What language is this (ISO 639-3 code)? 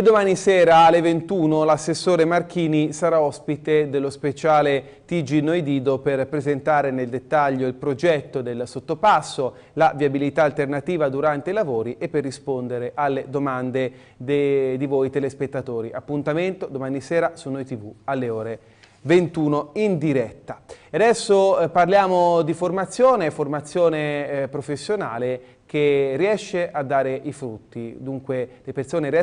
ita